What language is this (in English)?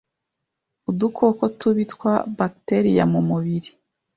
Kinyarwanda